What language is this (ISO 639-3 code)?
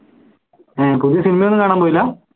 mal